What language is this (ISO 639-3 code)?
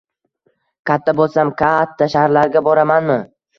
uzb